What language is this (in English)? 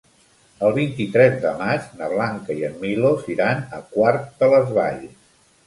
Catalan